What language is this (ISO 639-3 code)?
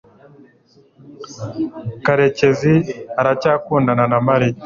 kin